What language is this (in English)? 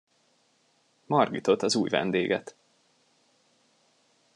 Hungarian